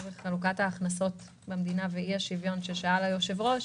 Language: Hebrew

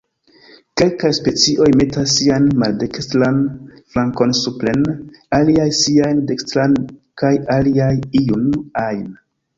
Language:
Esperanto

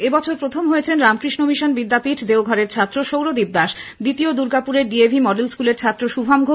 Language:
Bangla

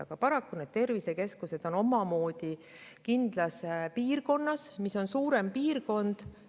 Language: Estonian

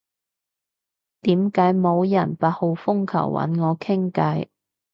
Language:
Cantonese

